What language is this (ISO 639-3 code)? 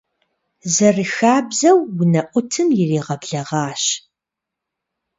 kbd